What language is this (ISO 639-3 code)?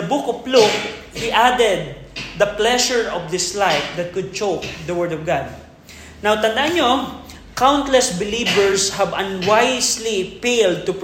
fil